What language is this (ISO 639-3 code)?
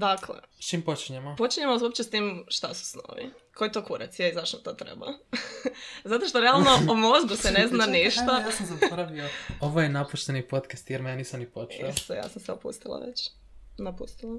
hrv